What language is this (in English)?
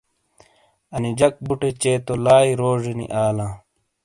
Shina